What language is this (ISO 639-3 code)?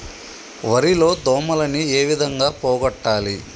tel